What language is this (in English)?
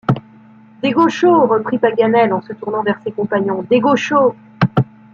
French